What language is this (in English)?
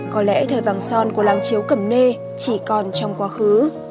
Vietnamese